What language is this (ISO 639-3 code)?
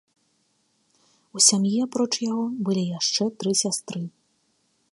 bel